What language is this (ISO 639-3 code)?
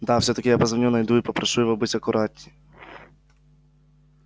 rus